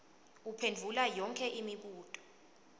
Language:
Swati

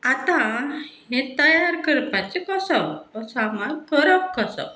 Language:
Konkani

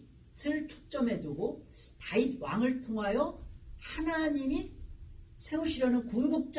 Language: Korean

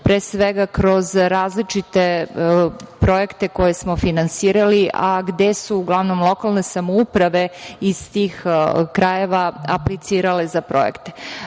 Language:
Serbian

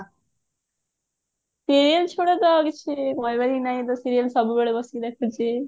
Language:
Odia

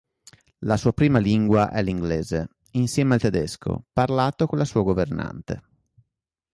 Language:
Italian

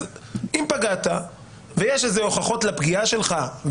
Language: Hebrew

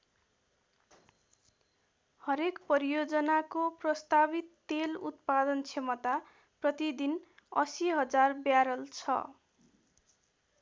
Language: Nepali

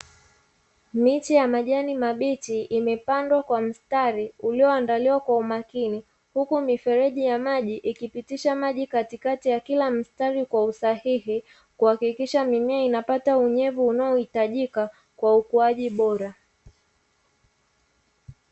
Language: Swahili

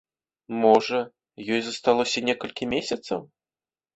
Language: Belarusian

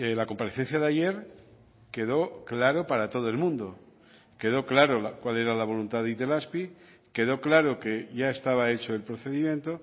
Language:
Spanish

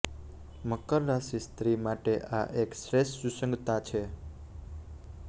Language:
Gujarati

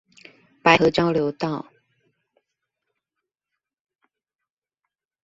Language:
Chinese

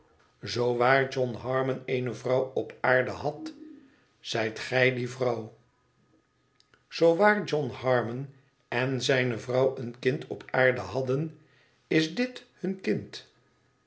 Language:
Dutch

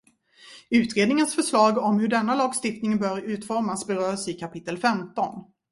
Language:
Swedish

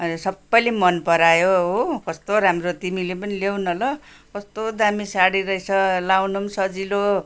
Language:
Nepali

